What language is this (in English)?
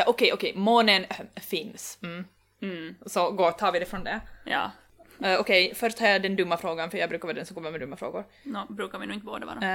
Swedish